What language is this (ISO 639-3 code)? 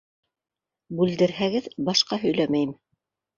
bak